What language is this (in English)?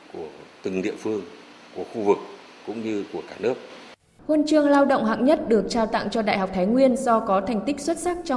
Vietnamese